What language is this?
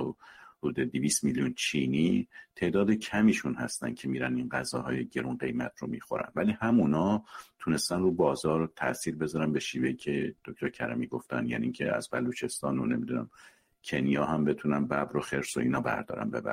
Persian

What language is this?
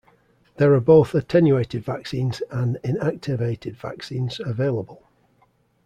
English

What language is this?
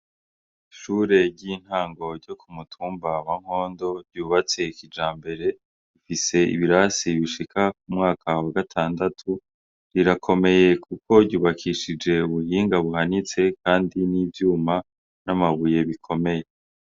Rundi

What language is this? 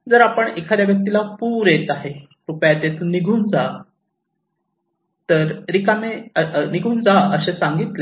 Marathi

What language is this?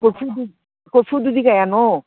Manipuri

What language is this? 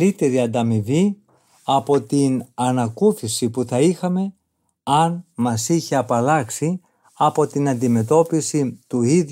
Greek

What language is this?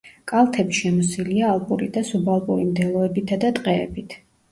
Georgian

